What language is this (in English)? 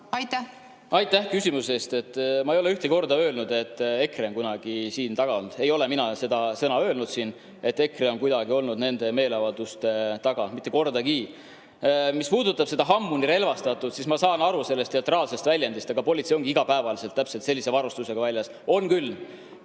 Estonian